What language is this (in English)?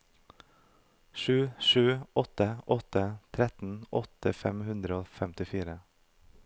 Norwegian